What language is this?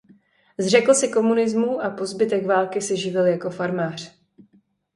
Czech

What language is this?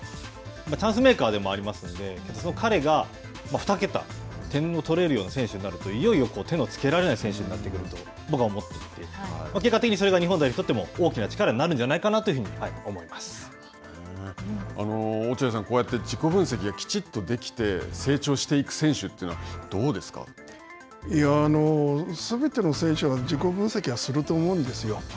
Japanese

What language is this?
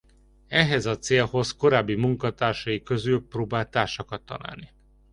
Hungarian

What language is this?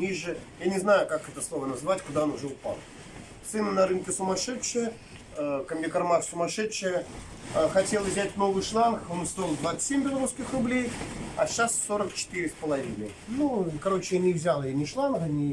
Russian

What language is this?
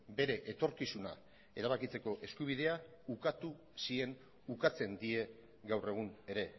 Basque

